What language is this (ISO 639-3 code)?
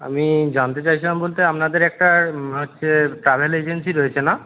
ben